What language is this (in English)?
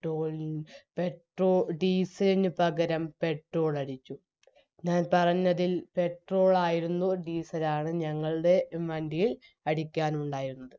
Malayalam